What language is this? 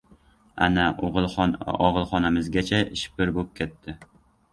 Uzbek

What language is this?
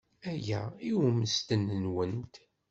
Kabyle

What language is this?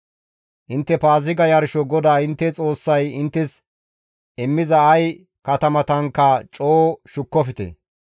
Gamo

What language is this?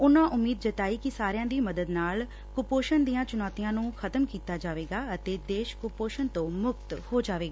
Punjabi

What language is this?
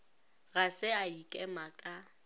Northern Sotho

